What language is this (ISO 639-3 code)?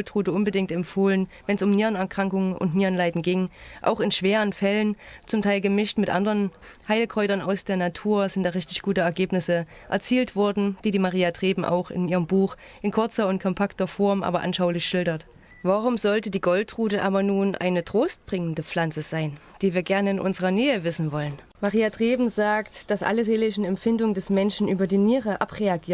deu